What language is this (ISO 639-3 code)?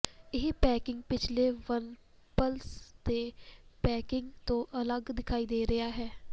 pan